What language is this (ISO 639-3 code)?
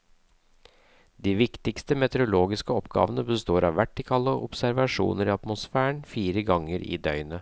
nor